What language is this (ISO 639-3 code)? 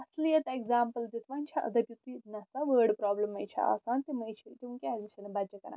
kas